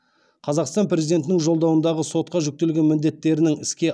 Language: Kazakh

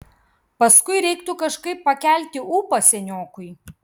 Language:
Lithuanian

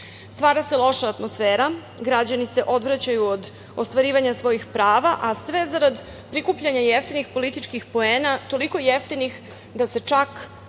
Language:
Serbian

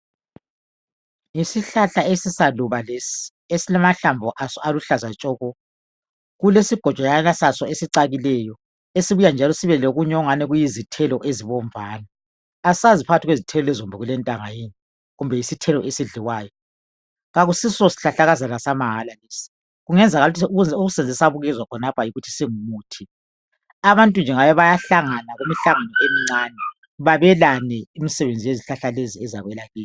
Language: North Ndebele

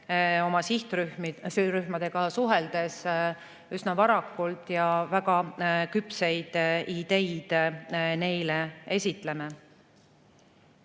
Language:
Estonian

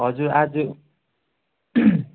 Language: Nepali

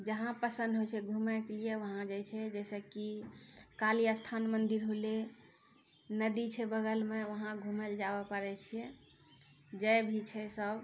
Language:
Maithili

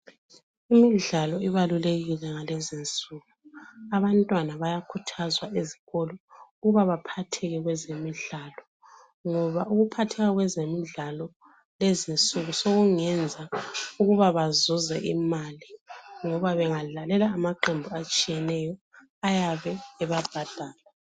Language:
North Ndebele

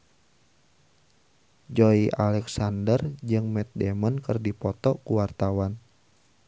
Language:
Sundanese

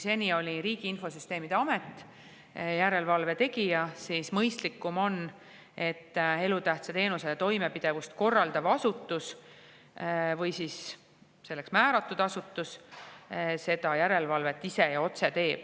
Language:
Estonian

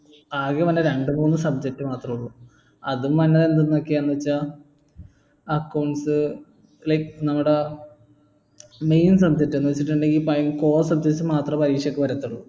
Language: Malayalam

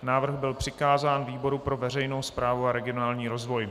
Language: Czech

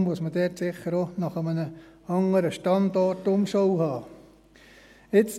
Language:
Swiss German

